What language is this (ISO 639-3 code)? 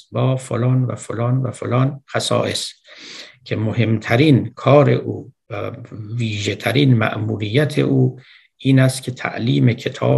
fas